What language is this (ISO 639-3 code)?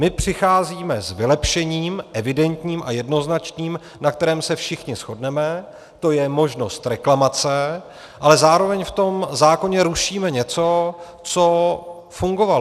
ces